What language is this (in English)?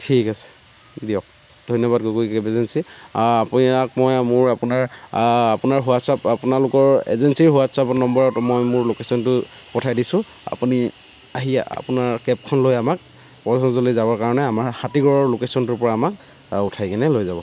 Assamese